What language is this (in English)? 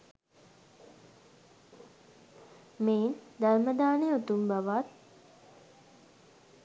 Sinhala